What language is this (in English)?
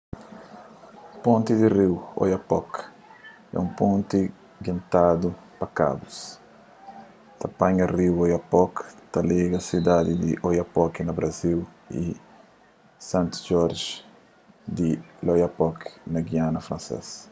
Kabuverdianu